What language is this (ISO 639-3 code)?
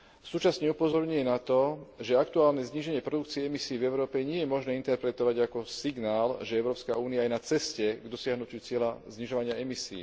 slk